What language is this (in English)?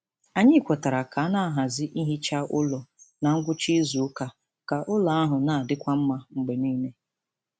Igbo